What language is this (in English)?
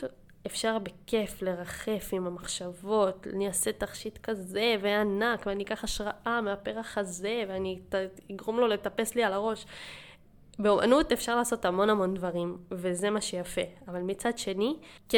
Hebrew